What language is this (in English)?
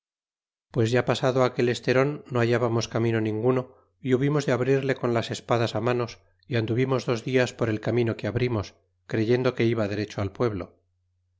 Spanish